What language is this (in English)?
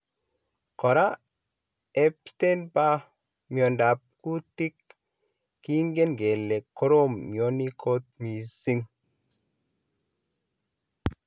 Kalenjin